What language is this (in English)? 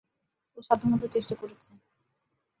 Bangla